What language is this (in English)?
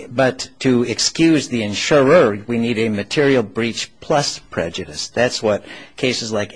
English